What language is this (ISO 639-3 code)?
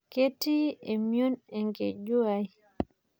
mas